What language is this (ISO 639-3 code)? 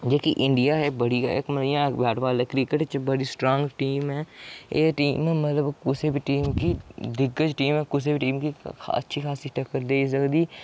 doi